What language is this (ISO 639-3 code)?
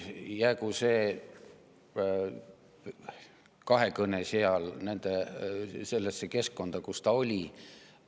est